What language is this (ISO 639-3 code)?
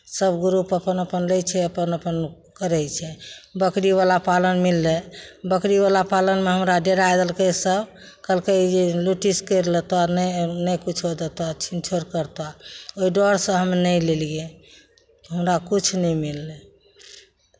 mai